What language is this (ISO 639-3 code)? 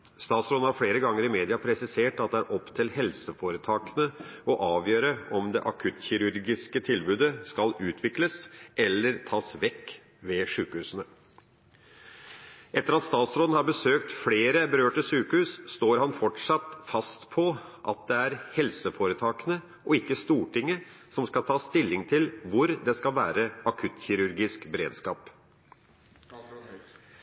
nob